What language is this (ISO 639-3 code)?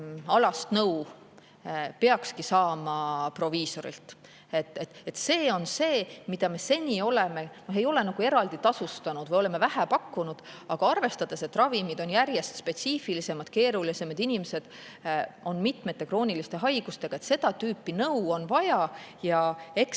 est